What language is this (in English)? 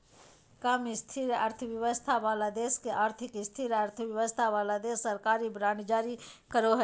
Magahi